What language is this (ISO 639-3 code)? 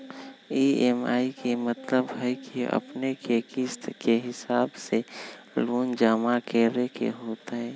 mag